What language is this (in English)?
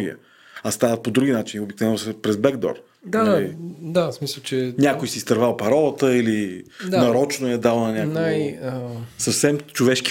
Bulgarian